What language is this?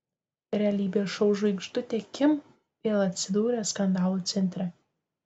Lithuanian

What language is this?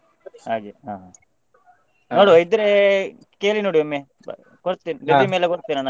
Kannada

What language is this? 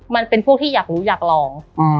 Thai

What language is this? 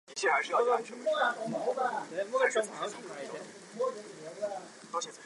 Chinese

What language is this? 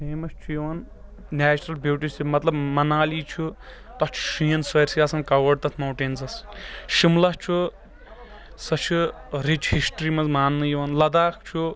Kashmiri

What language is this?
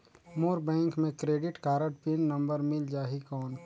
Chhattisgarhi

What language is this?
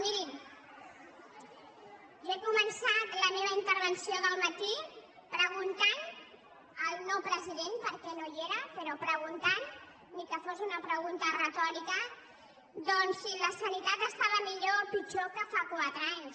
Catalan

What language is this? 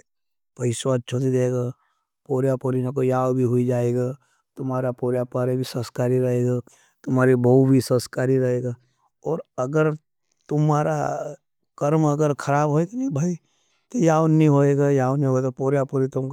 Nimadi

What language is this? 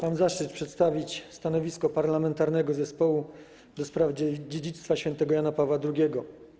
Polish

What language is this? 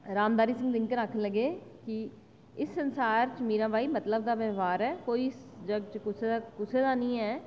Dogri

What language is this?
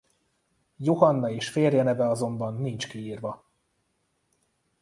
Hungarian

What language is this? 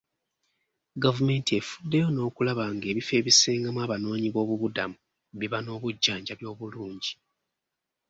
Ganda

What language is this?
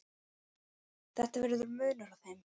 Icelandic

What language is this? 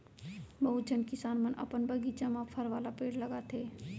Chhattisgarhi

